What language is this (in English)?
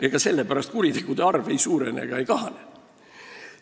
Estonian